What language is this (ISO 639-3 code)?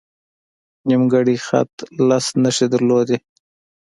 pus